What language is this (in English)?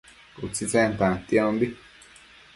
Matsés